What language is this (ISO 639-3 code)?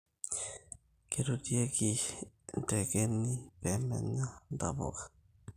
mas